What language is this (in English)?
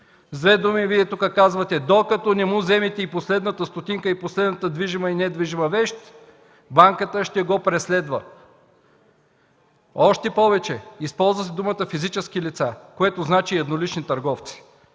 Bulgarian